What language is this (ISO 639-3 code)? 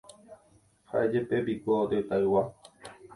grn